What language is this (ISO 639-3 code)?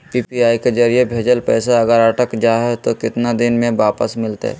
mag